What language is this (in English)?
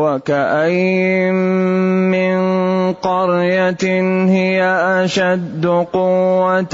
Arabic